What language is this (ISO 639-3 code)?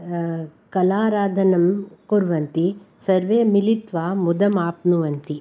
san